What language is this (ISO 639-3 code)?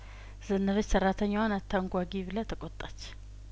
amh